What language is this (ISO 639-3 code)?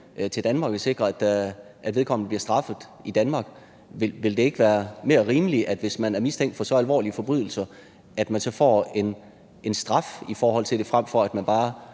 dan